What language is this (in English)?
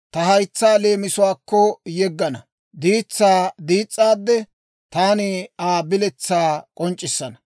Dawro